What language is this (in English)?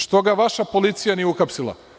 Serbian